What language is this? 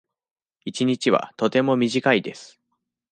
Japanese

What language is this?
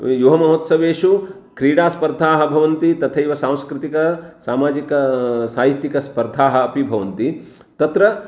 Sanskrit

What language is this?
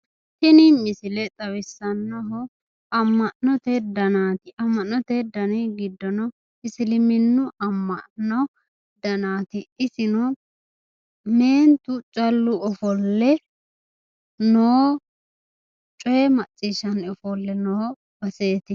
Sidamo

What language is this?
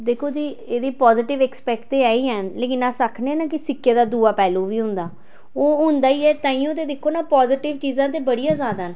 Dogri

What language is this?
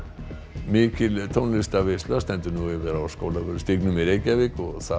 Icelandic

